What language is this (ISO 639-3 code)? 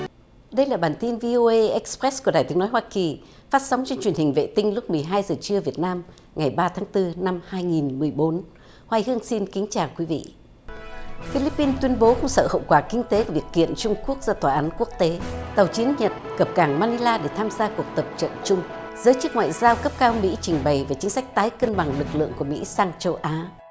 vie